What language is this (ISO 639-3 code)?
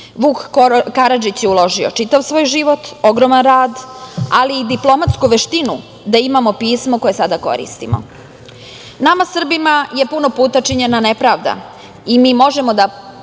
srp